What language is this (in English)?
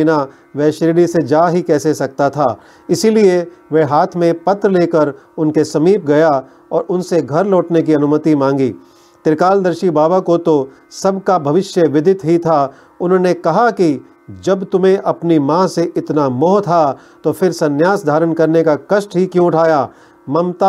Hindi